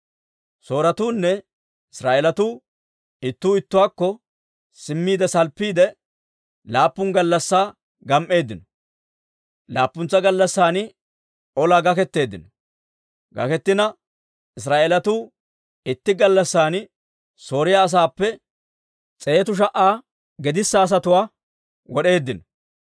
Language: Dawro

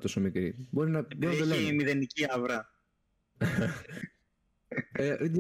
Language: Greek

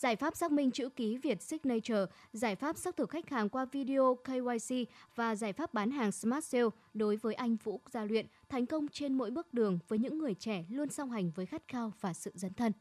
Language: Vietnamese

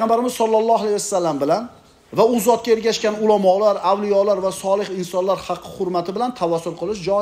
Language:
Turkish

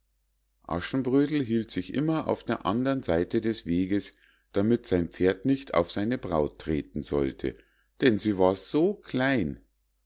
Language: German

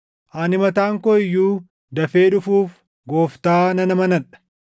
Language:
Oromo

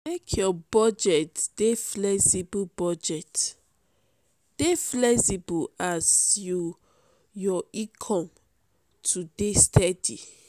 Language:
Nigerian Pidgin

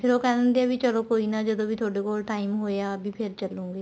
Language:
Punjabi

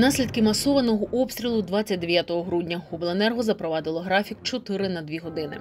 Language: Ukrainian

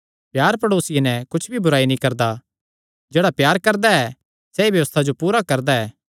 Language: Kangri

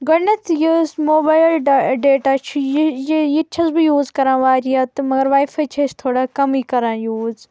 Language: Kashmiri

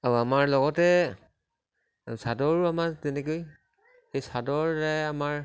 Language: Assamese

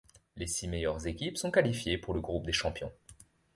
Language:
French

